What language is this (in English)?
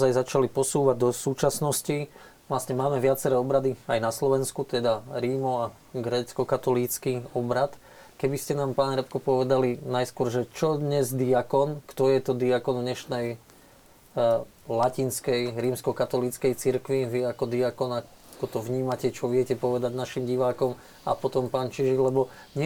Slovak